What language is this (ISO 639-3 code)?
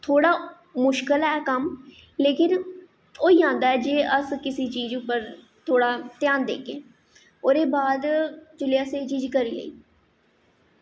doi